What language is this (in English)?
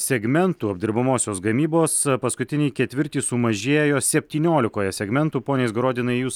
Lithuanian